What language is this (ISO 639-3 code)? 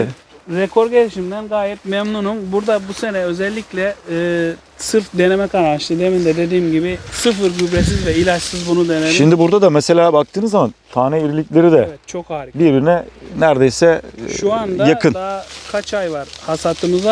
tur